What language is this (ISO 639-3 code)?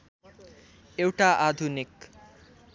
nep